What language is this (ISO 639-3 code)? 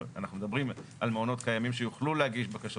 heb